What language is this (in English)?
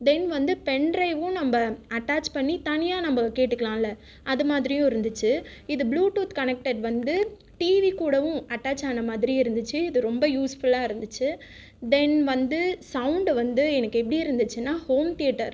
Tamil